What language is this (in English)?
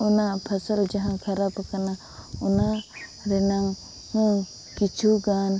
Santali